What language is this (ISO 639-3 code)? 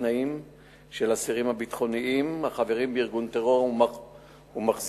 heb